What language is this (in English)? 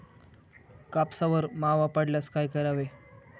Marathi